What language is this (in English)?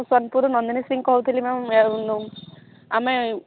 Odia